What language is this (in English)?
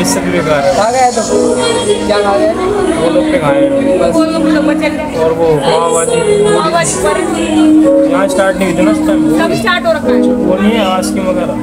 Hindi